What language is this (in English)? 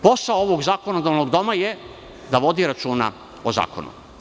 Serbian